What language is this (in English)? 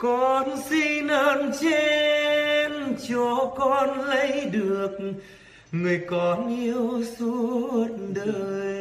Vietnamese